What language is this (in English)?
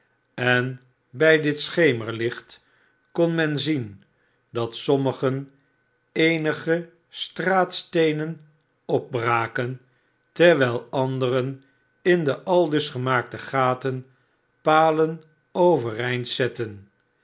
Dutch